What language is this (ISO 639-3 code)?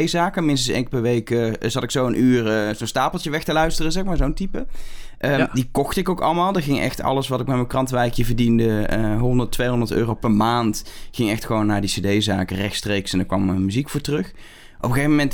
nld